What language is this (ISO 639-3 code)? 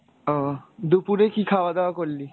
ben